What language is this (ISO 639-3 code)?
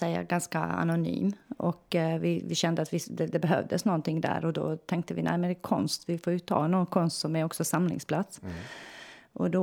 swe